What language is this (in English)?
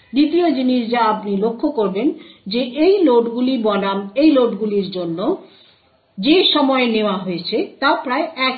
Bangla